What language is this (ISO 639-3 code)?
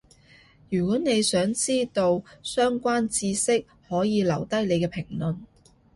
yue